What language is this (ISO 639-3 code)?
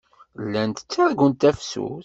kab